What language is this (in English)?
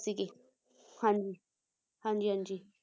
Punjabi